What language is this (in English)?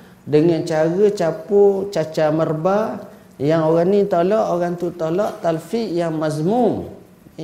Malay